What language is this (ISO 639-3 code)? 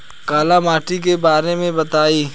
bho